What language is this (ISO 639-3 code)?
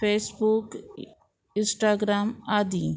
kok